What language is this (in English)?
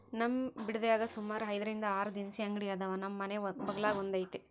Kannada